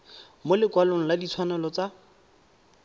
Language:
Tswana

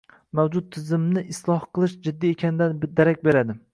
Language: Uzbek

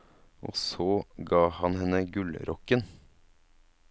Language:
Norwegian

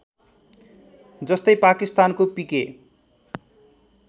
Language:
Nepali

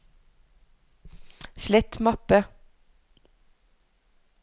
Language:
Norwegian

